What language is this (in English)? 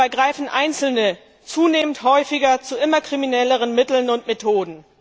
German